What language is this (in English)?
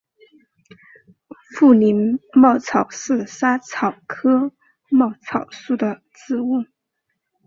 Chinese